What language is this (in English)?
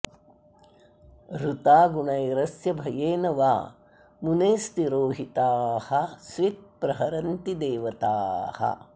Sanskrit